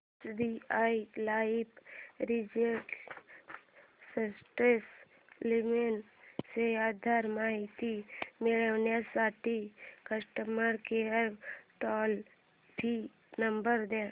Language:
Marathi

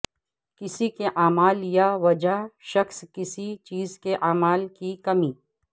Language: Urdu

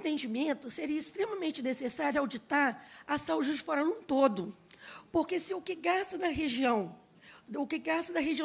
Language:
Portuguese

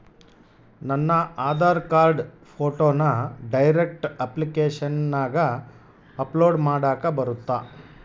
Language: Kannada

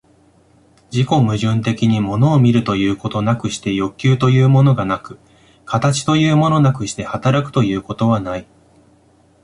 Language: Japanese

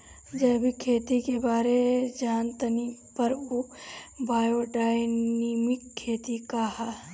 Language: Bhojpuri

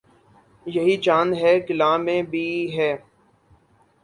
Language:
Urdu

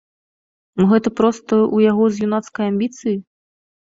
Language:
Belarusian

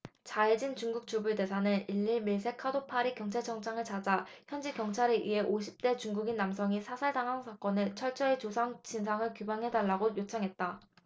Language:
Korean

